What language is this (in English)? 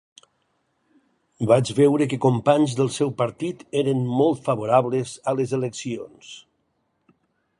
Catalan